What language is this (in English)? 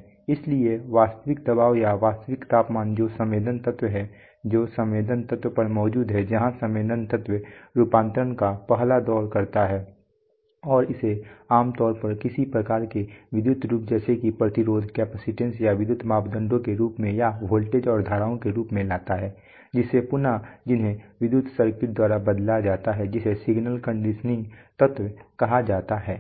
Hindi